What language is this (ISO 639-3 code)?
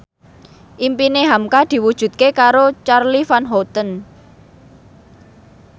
jav